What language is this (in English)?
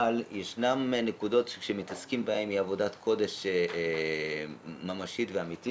Hebrew